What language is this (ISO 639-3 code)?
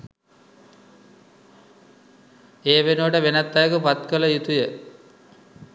sin